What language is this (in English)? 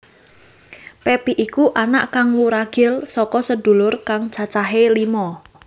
Javanese